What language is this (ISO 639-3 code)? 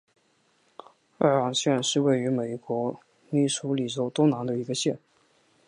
zho